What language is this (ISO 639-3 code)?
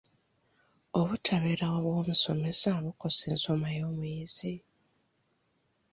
lug